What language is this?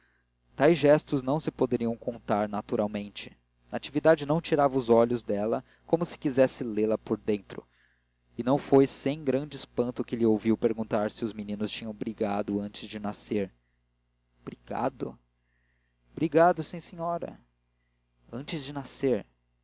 Portuguese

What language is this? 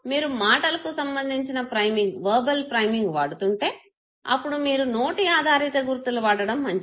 Telugu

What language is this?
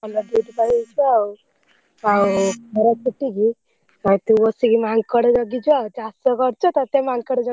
Odia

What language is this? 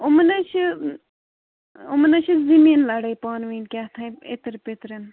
Kashmiri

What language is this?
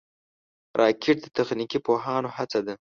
Pashto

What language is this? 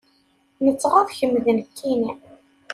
Kabyle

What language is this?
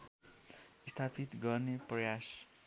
Nepali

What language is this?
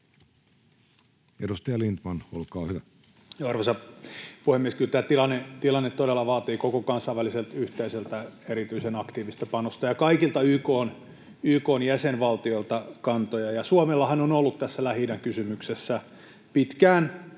Finnish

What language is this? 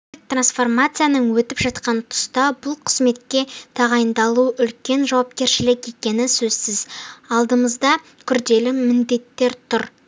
Kazakh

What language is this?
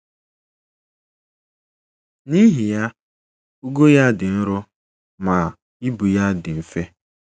Igbo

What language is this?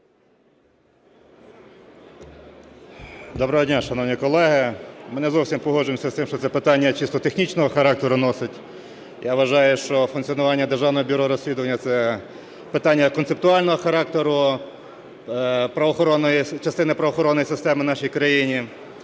Ukrainian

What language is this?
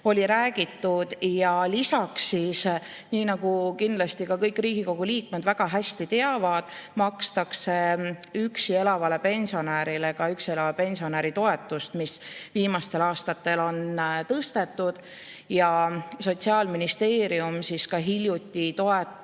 Estonian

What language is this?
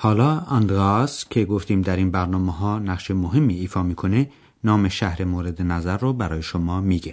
Persian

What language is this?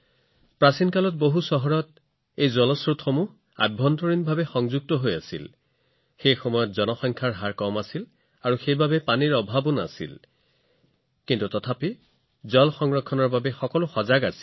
Assamese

